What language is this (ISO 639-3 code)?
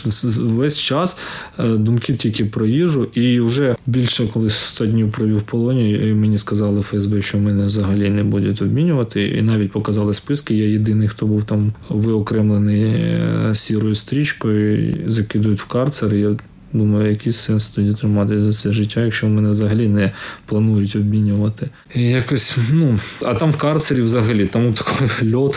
ukr